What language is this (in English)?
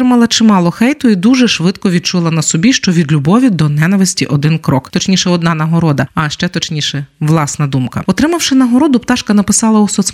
Ukrainian